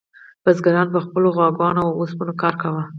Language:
Pashto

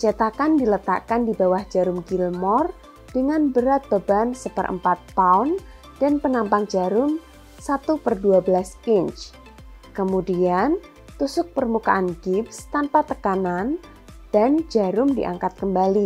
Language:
Indonesian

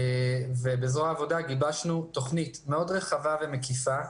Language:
Hebrew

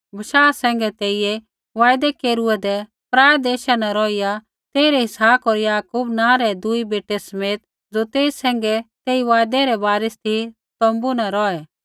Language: Kullu Pahari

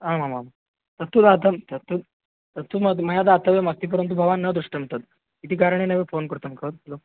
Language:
Sanskrit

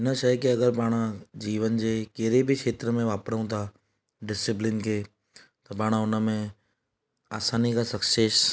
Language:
Sindhi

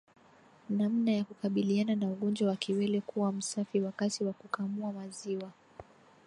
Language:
Swahili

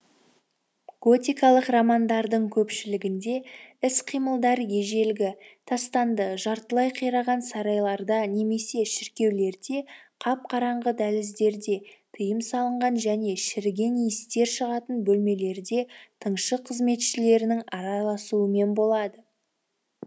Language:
Kazakh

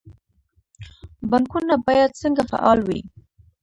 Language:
Pashto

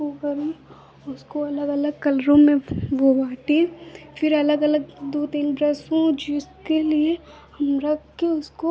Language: Hindi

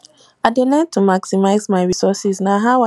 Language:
Nigerian Pidgin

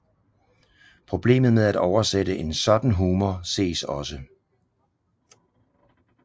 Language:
Danish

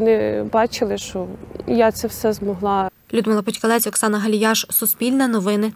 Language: Ukrainian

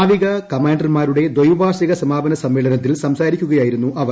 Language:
Malayalam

